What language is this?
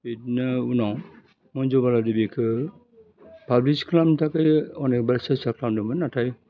Bodo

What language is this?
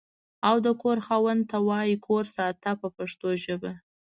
Pashto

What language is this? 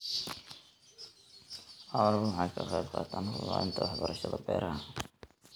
Somali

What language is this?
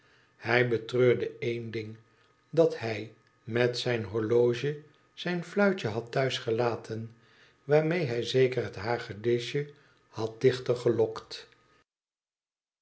Dutch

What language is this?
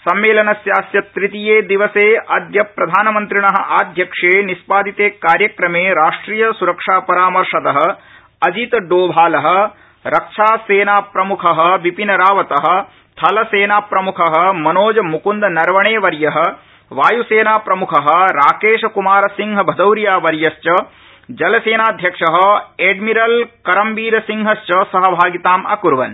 Sanskrit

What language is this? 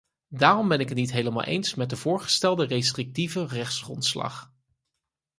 Dutch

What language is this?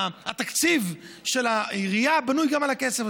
Hebrew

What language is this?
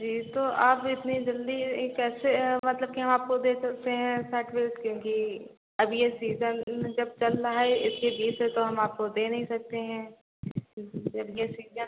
Hindi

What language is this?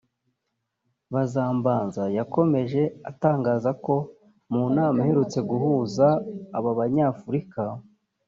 Kinyarwanda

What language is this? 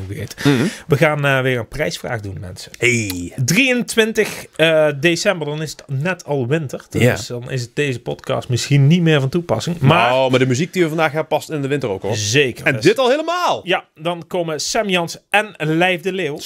Dutch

